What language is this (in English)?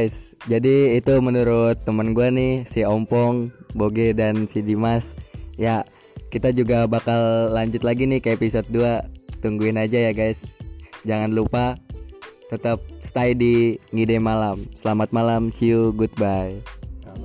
Indonesian